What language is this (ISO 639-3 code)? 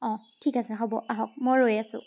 asm